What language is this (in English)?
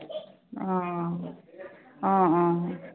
Assamese